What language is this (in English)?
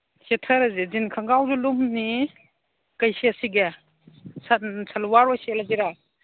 Manipuri